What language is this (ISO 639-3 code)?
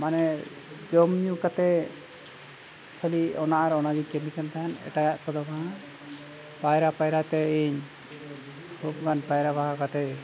sat